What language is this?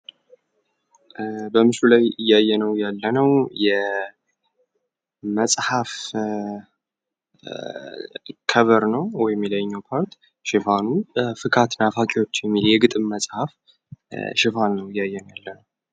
Amharic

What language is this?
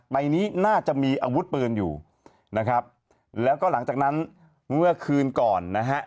Thai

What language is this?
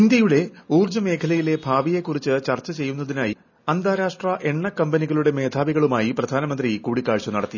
Malayalam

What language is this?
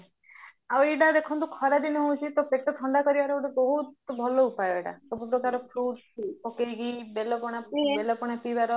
Odia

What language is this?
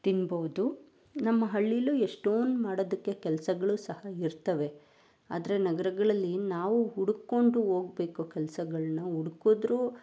Kannada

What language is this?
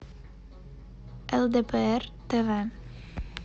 Russian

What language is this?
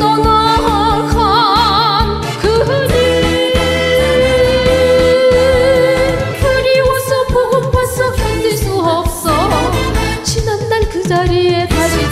Romanian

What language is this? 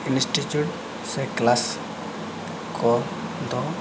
Santali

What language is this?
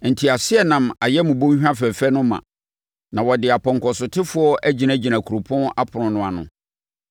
Akan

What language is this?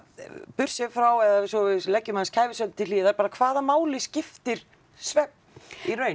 Icelandic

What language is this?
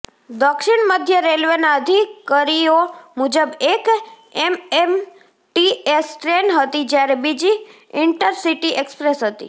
Gujarati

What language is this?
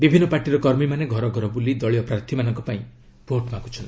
Odia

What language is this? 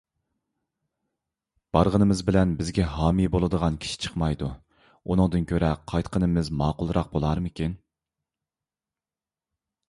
Uyghur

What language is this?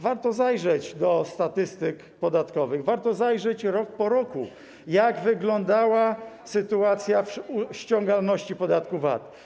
Polish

